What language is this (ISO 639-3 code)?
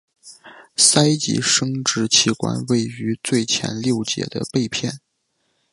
zho